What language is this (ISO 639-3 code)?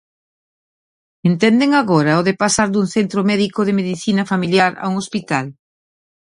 glg